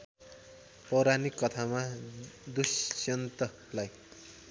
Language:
Nepali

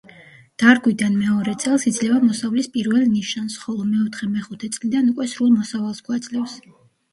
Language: Georgian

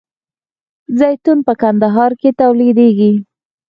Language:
Pashto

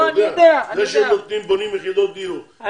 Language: Hebrew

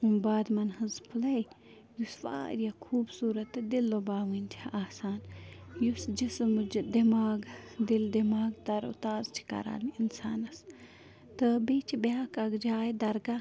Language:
Kashmiri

